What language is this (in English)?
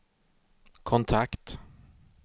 Swedish